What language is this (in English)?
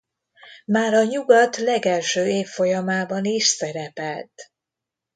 Hungarian